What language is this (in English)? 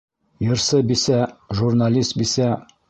Bashkir